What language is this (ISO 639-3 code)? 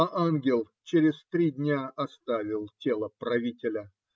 rus